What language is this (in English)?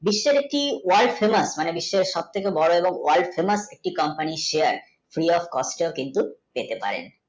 Bangla